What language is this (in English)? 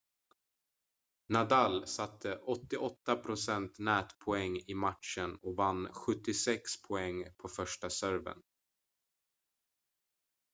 Swedish